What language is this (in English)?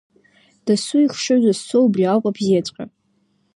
Abkhazian